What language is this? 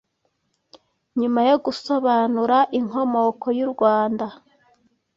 Kinyarwanda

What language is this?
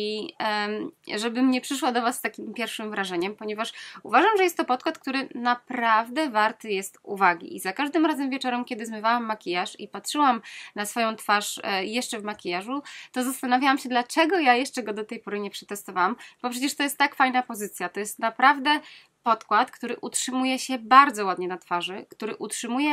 Polish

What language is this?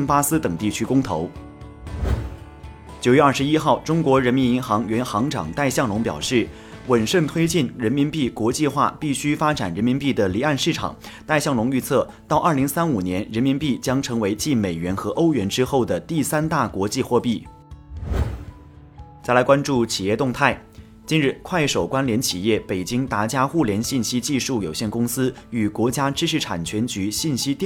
Chinese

